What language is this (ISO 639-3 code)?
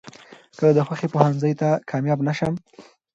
pus